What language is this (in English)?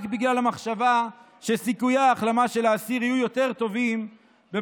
Hebrew